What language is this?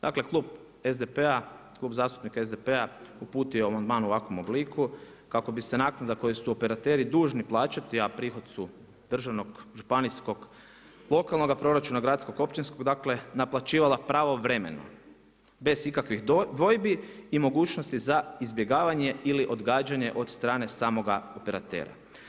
Croatian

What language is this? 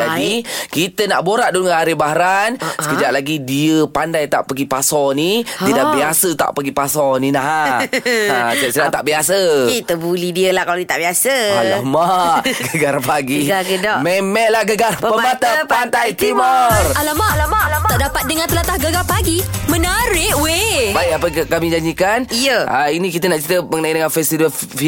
Malay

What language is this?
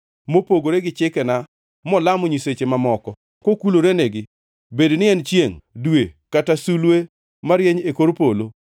Luo (Kenya and Tanzania)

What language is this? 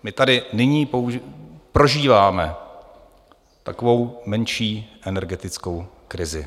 Czech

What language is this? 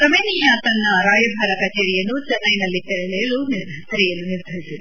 Kannada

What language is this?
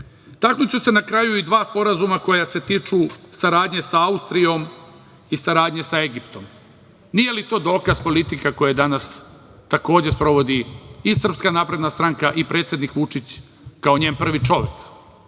Serbian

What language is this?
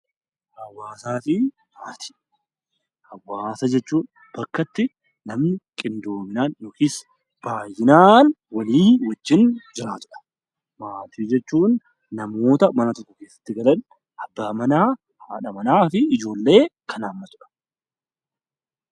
Oromo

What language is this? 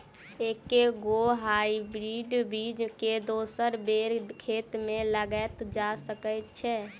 Maithili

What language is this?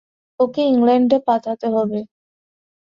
Bangla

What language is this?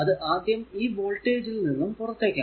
Malayalam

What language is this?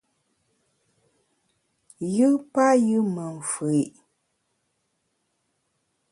Bamun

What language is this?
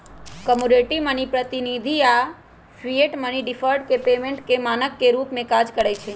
Magahi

